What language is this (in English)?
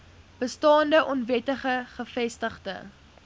Afrikaans